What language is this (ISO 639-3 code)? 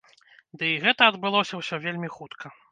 bel